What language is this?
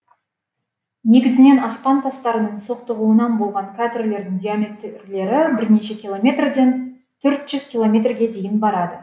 Kazakh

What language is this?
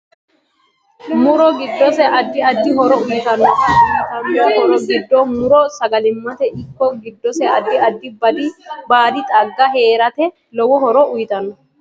Sidamo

